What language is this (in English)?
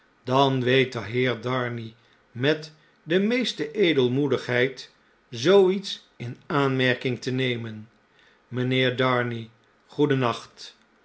Dutch